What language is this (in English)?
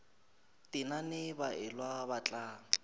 Northern Sotho